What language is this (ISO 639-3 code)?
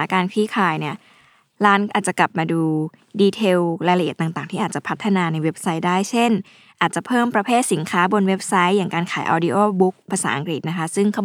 tha